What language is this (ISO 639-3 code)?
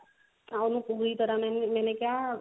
pan